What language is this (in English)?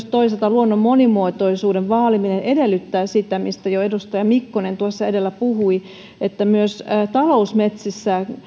Finnish